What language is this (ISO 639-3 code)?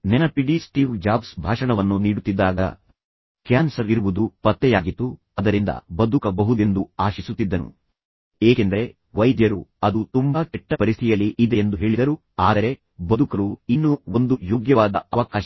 kan